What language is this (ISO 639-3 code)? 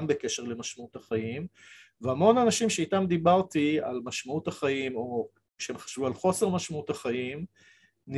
heb